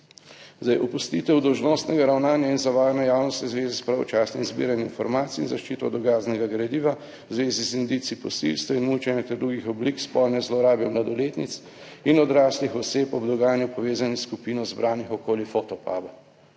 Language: Slovenian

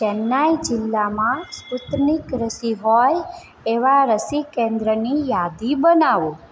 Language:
Gujarati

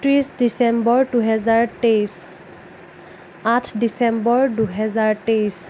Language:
Assamese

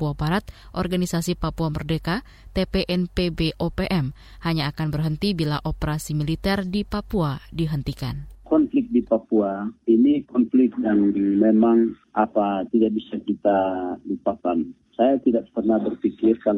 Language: Indonesian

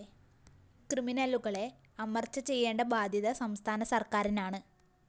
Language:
Malayalam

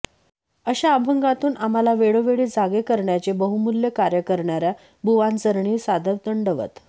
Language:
Marathi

